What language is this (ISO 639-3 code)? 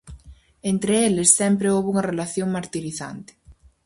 glg